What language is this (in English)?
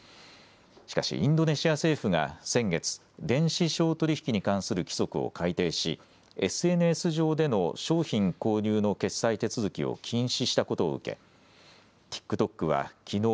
Japanese